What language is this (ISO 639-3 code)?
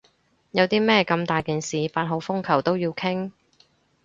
yue